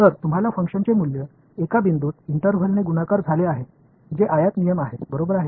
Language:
Marathi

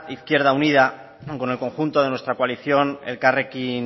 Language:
Spanish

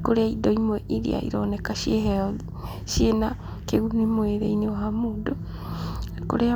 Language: Kikuyu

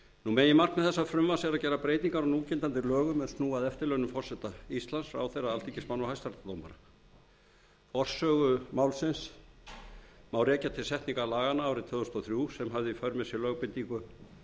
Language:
Icelandic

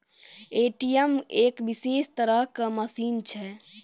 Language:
Maithili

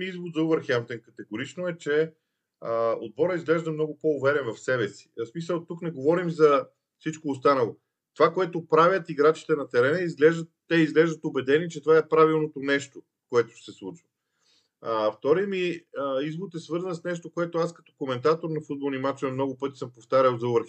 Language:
Bulgarian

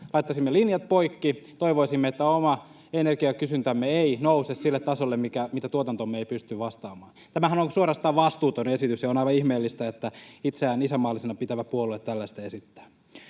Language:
Finnish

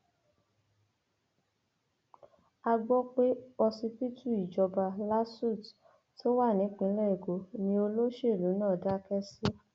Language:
Yoruba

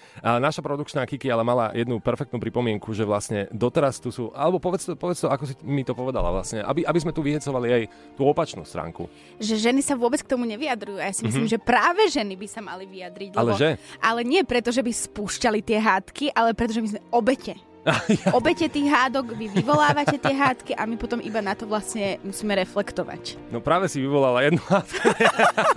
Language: Slovak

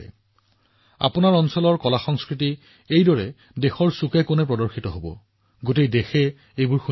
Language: Assamese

